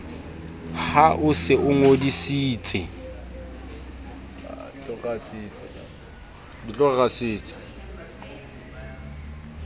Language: Southern Sotho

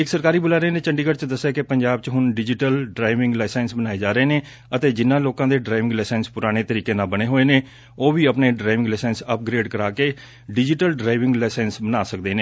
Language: Punjabi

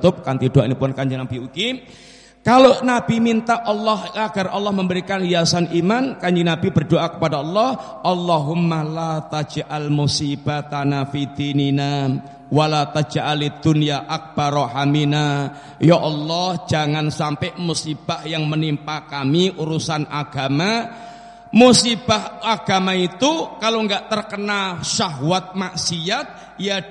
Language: Indonesian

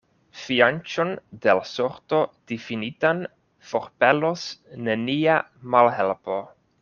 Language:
Esperanto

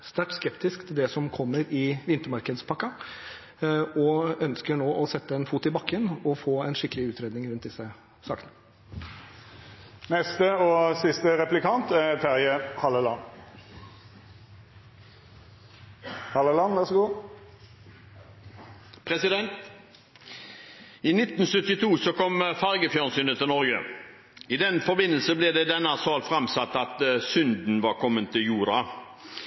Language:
Norwegian Bokmål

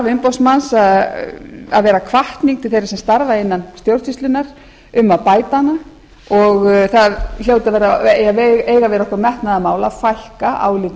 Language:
Icelandic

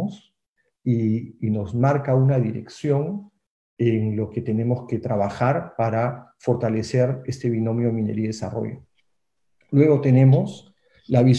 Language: Spanish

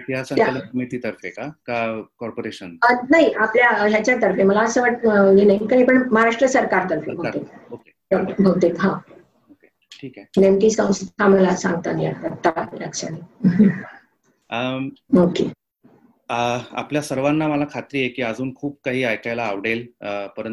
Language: Marathi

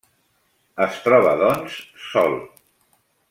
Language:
Catalan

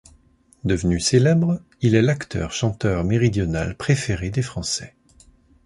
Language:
French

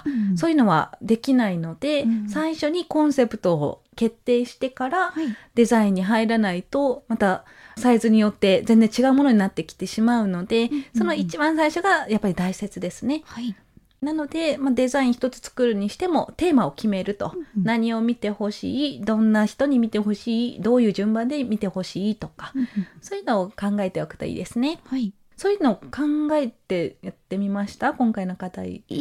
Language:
Japanese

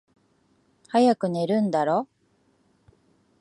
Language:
Japanese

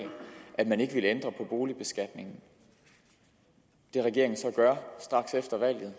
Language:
Danish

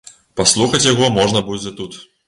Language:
Belarusian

